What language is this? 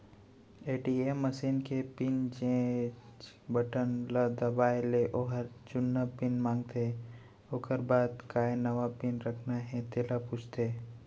Chhattisgarhi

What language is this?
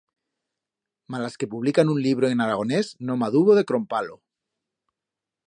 Aragonese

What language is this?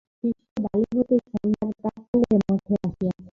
Bangla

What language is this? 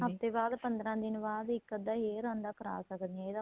Punjabi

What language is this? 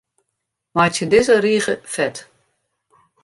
Western Frisian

